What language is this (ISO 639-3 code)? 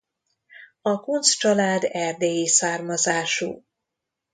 hun